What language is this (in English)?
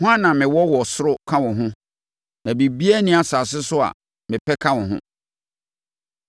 Akan